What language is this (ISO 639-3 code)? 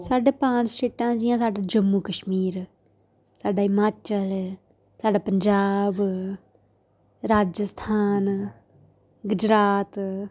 doi